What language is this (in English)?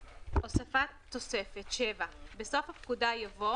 Hebrew